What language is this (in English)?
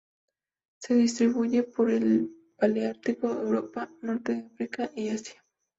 Spanish